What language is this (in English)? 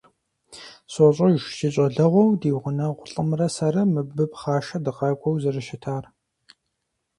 Kabardian